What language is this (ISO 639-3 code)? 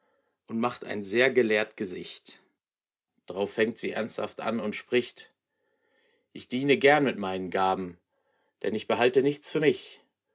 deu